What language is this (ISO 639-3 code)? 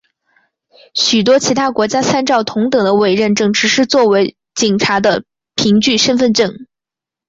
zho